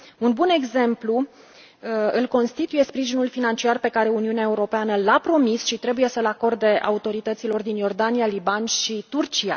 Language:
Romanian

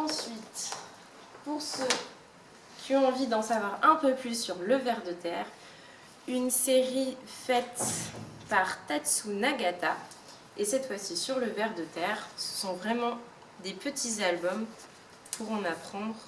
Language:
French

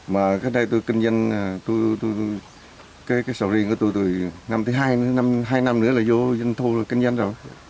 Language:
Vietnamese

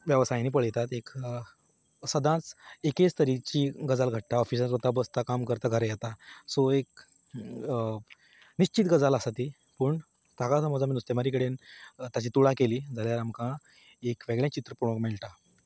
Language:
Konkani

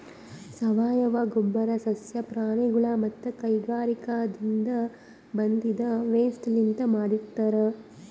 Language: Kannada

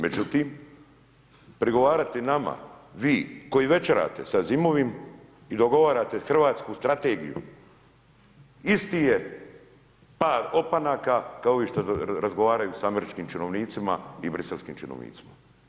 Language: Croatian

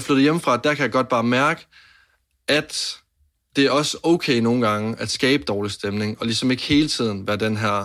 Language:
Danish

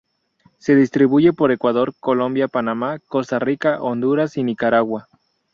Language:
Spanish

